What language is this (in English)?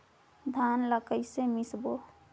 Chhattisgarhi